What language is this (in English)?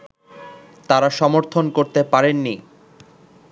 Bangla